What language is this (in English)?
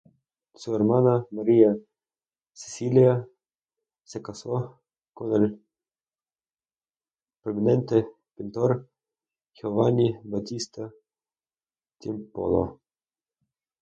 Spanish